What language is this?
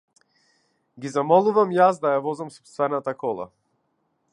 Macedonian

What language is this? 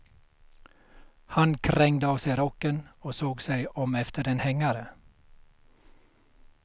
Swedish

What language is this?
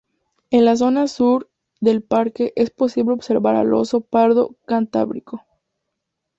Spanish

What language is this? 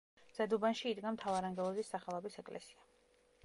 Georgian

